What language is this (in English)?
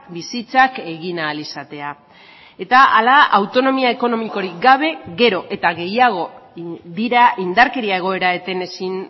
Basque